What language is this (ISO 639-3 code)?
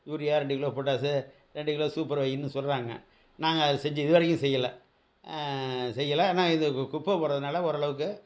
tam